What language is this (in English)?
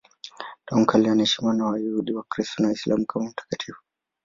Swahili